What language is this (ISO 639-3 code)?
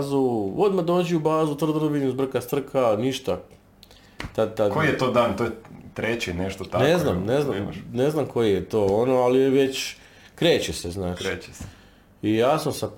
hrv